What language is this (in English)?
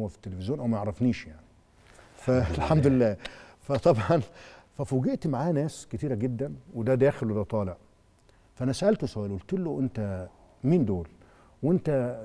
Arabic